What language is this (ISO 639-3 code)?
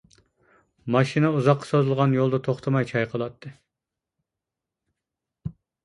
uig